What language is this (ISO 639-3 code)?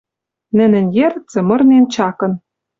mrj